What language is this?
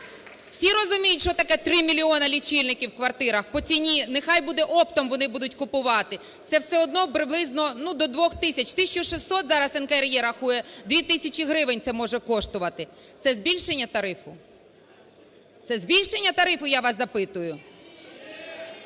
Ukrainian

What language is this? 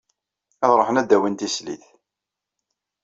Kabyle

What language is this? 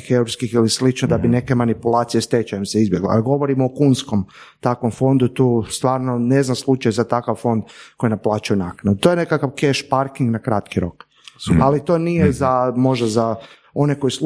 Croatian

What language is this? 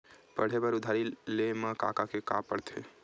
Chhattisgarhi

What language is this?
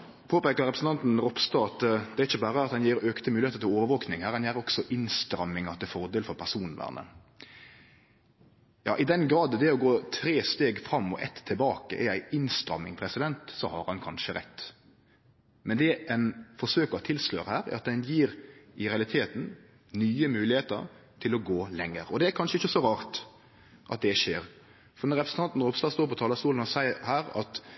Norwegian Nynorsk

